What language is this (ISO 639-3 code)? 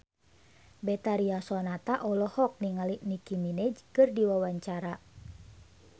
sun